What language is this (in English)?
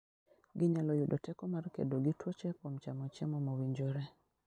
Luo (Kenya and Tanzania)